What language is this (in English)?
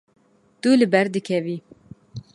Kurdish